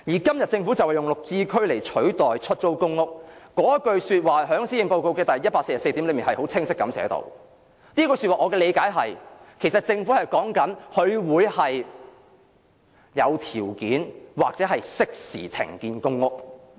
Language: Cantonese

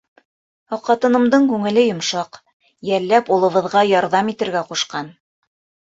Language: Bashkir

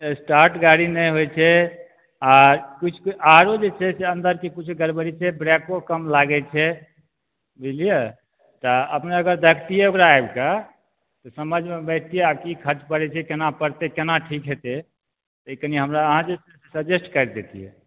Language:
Maithili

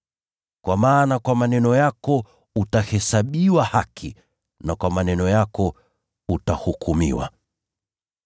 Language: Swahili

